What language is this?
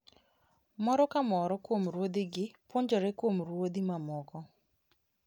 Luo (Kenya and Tanzania)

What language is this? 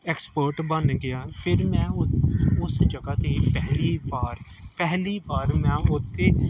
Punjabi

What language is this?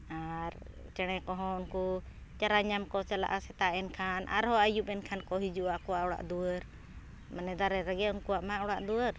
Santali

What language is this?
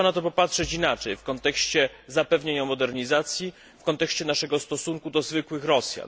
Polish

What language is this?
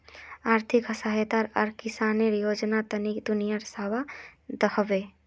Magahi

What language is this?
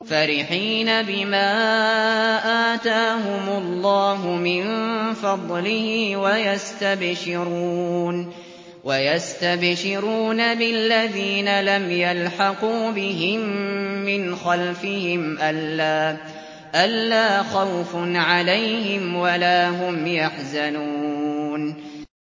Arabic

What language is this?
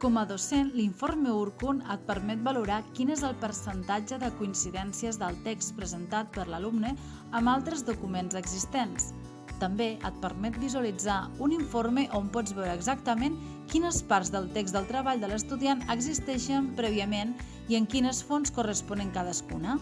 Catalan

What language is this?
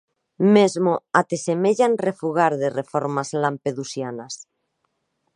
Galician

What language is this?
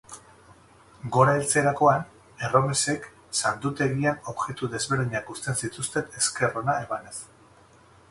Basque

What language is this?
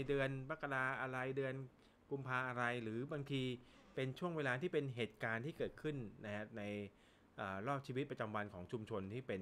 Thai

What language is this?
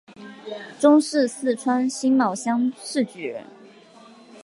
Chinese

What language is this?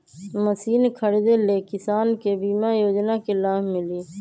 Magahi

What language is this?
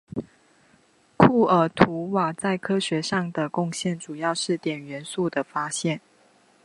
Chinese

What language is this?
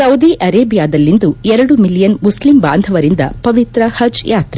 Kannada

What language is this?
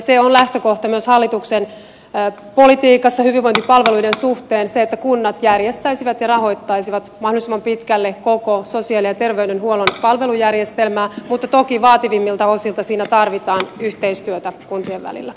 Finnish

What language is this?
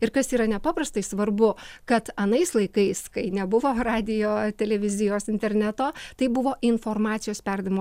Lithuanian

